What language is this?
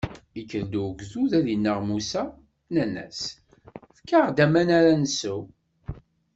Kabyle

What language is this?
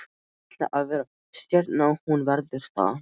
Icelandic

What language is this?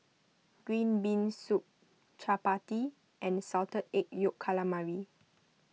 English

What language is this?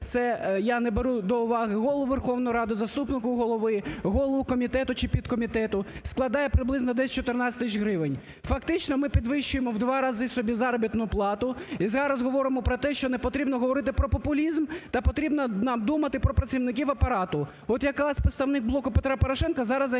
Ukrainian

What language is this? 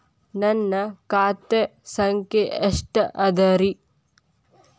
Kannada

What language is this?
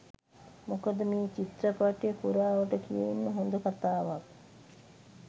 Sinhala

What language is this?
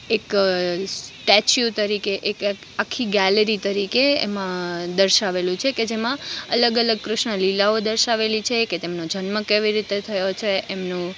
Gujarati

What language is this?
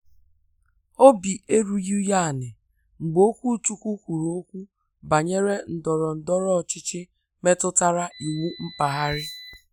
Igbo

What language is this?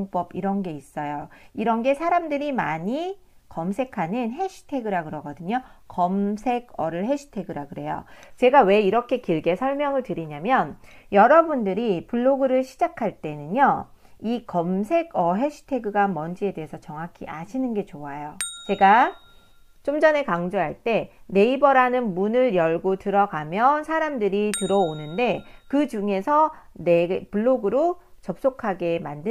Korean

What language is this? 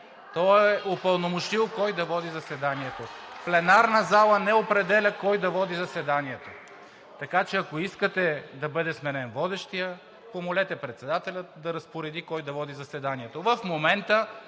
Bulgarian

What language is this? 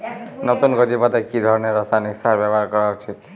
Bangla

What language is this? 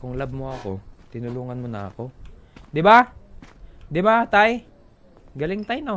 Filipino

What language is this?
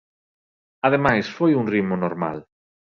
Galician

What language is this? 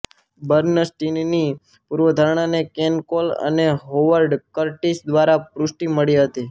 Gujarati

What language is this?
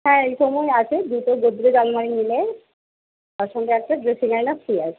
Bangla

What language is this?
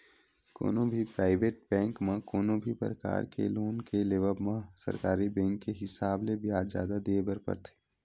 Chhattisgarhi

